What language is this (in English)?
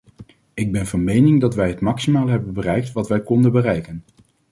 Dutch